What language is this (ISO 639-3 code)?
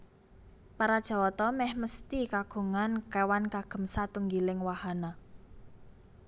jav